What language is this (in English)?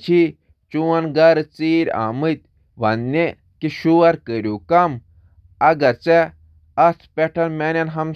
Kashmiri